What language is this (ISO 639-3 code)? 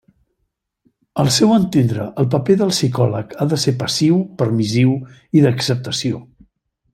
cat